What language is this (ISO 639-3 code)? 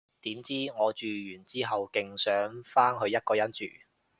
yue